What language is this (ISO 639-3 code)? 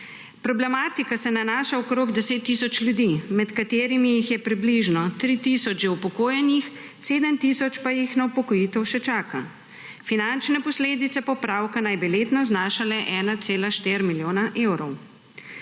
slv